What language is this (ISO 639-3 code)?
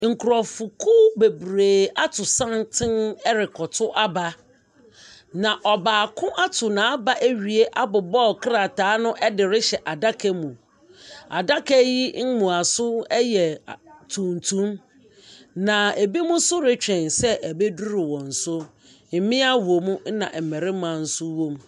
aka